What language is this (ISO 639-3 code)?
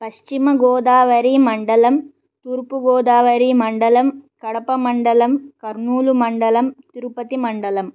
san